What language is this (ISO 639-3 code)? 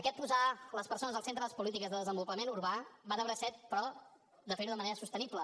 cat